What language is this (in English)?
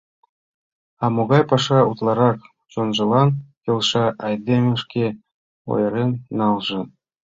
Mari